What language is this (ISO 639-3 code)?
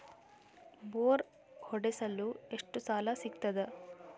kan